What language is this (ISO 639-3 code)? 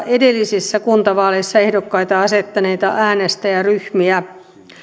fin